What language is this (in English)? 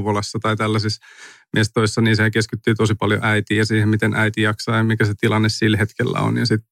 Finnish